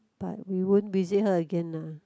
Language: English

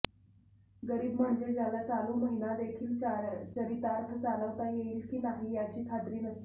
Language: Marathi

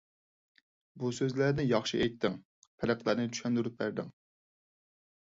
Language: Uyghur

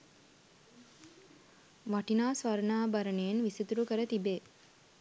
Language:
Sinhala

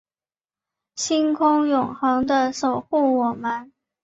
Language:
Chinese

